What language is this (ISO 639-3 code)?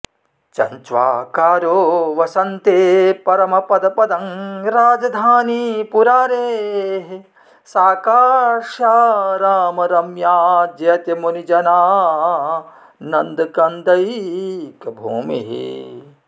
san